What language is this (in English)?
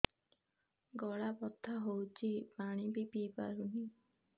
Odia